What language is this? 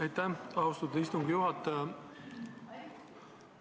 Estonian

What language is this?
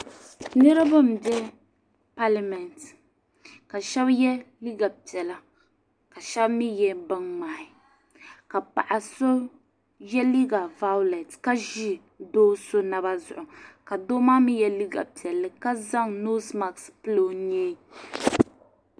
Dagbani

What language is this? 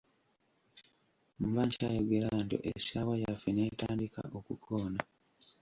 Ganda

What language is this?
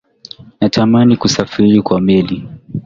Swahili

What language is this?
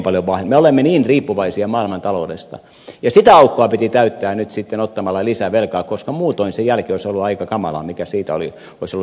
Finnish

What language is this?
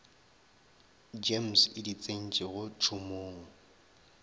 Northern Sotho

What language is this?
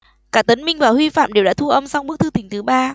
Vietnamese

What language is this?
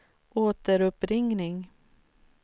Swedish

